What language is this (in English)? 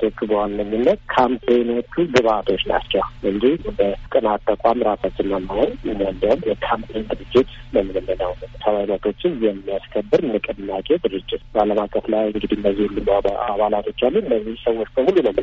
Amharic